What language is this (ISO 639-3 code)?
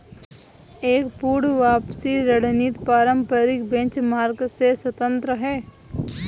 hin